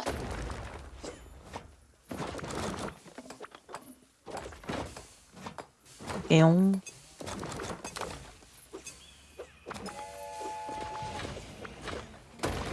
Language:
Korean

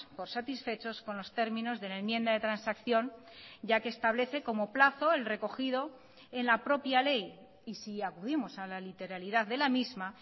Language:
Spanish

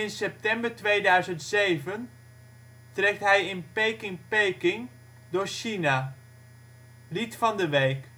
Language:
Dutch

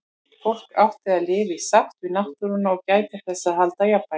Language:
Icelandic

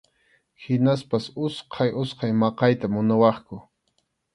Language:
Arequipa-La Unión Quechua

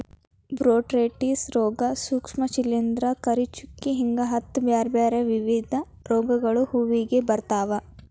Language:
Kannada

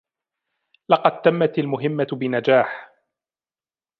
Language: Arabic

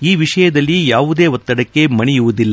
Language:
Kannada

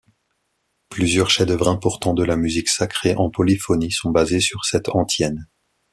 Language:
French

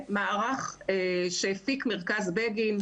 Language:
Hebrew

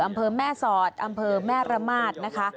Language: Thai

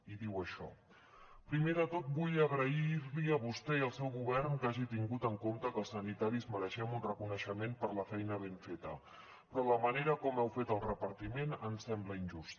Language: Catalan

